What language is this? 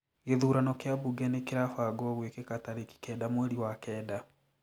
Kikuyu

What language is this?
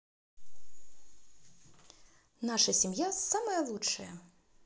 Russian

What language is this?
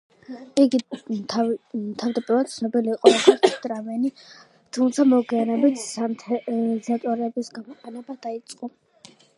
Georgian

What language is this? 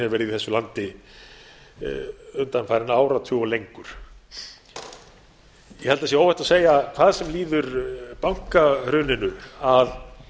Icelandic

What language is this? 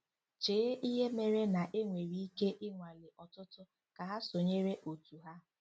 Igbo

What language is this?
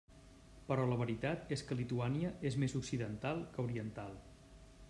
Catalan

